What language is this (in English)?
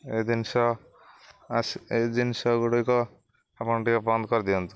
Odia